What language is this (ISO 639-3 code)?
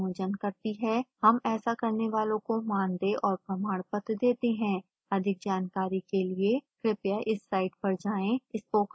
hin